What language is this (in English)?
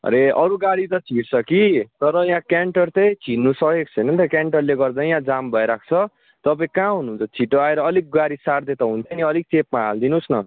Nepali